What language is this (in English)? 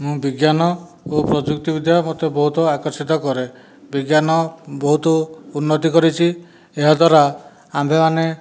Odia